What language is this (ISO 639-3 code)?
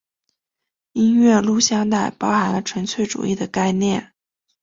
zho